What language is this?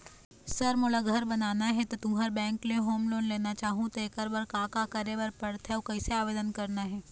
Chhattisgarhi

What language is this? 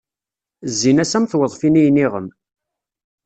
Kabyle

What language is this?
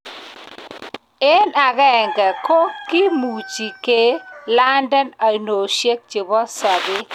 Kalenjin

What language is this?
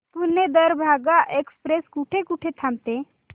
Marathi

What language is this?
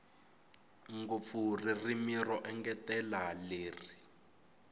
Tsonga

